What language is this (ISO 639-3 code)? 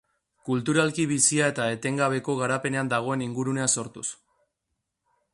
eus